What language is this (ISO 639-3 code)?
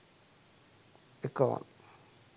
sin